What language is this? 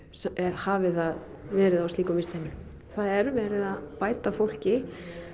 Icelandic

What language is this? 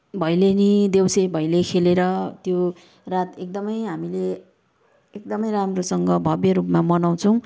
Nepali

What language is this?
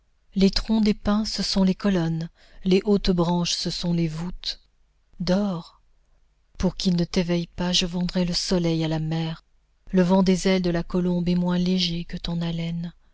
French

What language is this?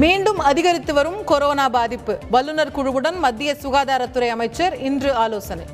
Tamil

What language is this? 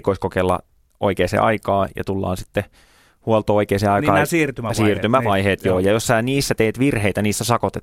Finnish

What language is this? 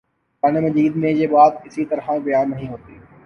Urdu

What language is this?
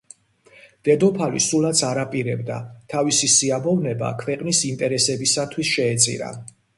Georgian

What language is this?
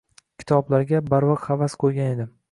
Uzbek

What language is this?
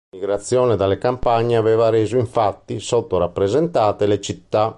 Italian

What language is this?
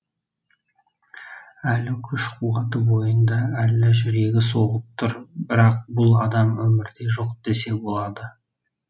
Kazakh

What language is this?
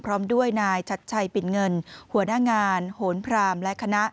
Thai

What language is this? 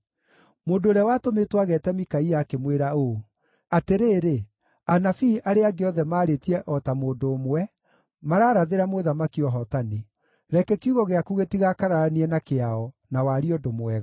Kikuyu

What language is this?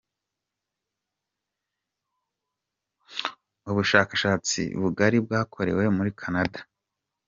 Kinyarwanda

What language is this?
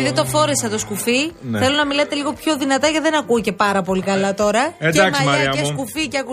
Greek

